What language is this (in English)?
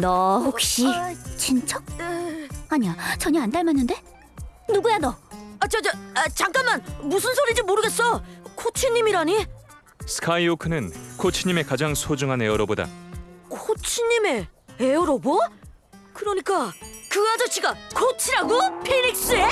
Korean